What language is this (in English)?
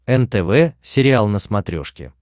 Russian